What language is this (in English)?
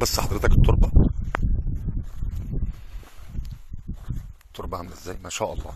Arabic